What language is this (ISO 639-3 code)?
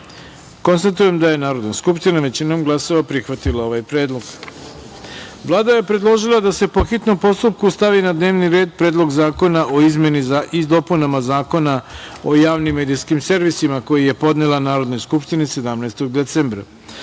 srp